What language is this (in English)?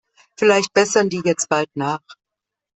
German